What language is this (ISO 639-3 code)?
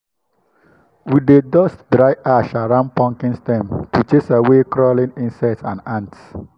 pcm